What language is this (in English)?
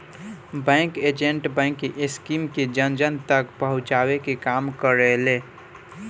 Bhojpuri